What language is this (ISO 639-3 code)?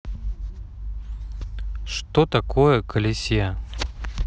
rus